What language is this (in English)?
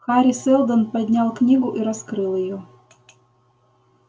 Russian